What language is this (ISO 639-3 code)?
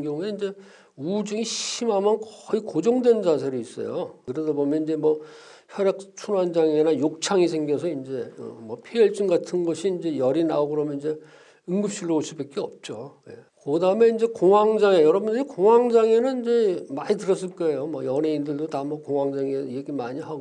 kor